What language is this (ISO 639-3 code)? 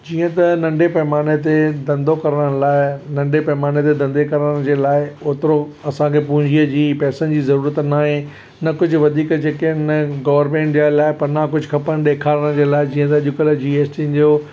snd